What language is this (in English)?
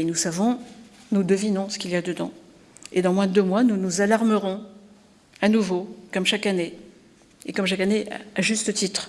French